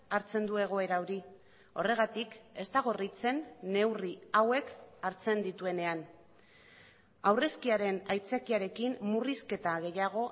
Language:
Basque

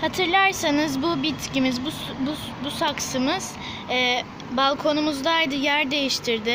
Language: Turkish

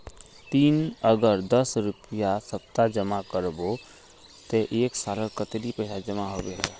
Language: Magahi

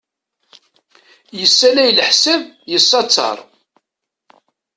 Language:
Kabyle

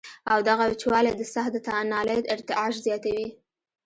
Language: Pashto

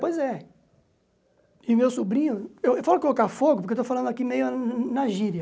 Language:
Portuguese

